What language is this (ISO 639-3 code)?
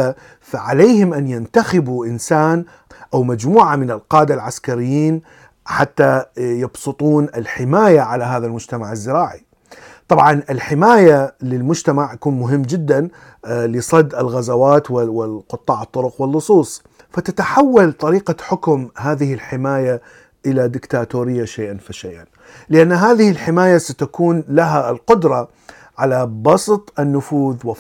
ara